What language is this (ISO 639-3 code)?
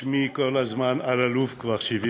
heb